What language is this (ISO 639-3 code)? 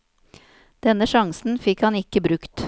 nor